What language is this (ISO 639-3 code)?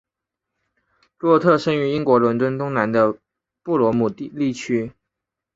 zho